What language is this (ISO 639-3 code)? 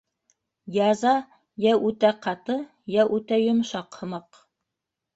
bak